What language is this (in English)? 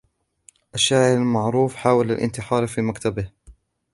Arabic